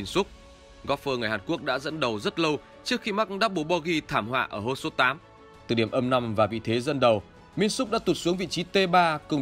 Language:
Vietnamese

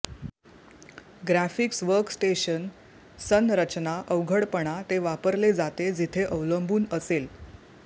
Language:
Marathi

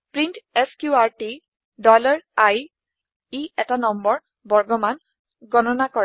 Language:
Assamese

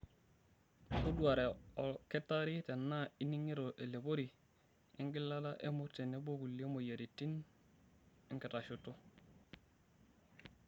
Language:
Masai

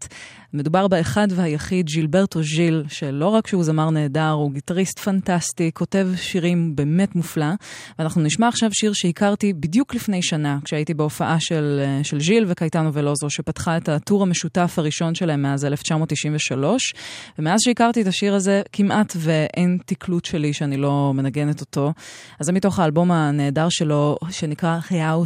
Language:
Hebrew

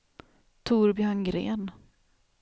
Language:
Swedish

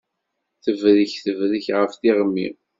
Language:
Kabyle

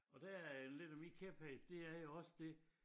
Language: Danish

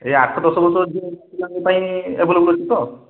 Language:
Odia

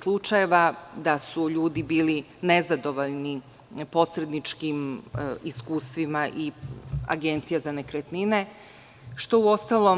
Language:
Serbian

